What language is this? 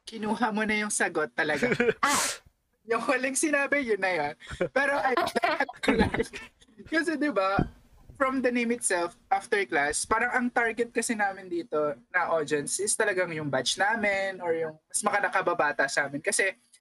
Filipino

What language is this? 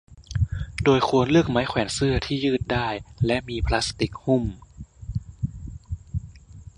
Thai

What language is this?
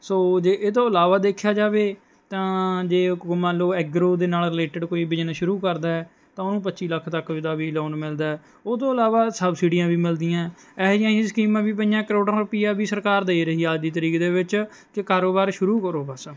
Punjabi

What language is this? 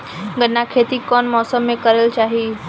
Bhojpuri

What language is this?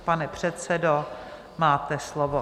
Czech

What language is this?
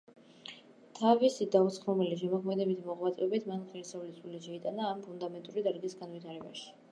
Georgian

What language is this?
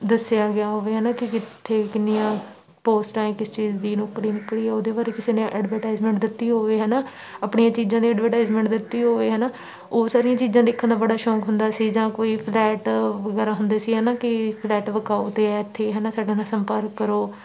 Punjabi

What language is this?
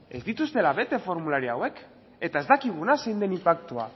Basque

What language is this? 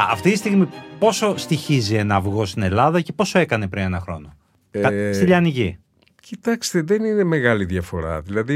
Greek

